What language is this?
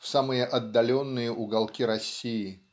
Russian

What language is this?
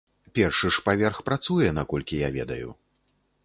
Belarusian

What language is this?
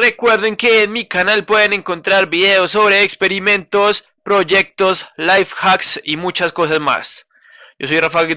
Spanish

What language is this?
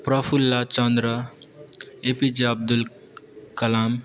Nepali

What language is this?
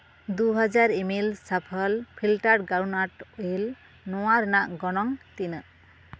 Santali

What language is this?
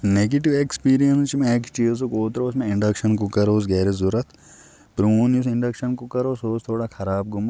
Kashmiri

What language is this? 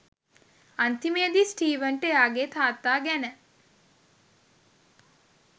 Sinhala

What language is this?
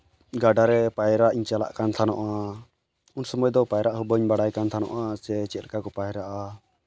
Santali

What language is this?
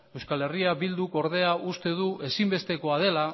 Basque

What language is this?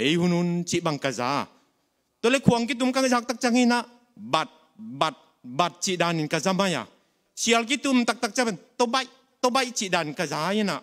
Thai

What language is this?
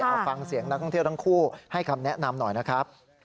Thai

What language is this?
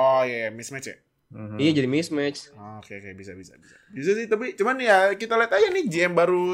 Indonesian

